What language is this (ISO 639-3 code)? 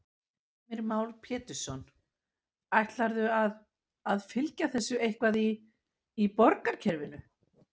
isl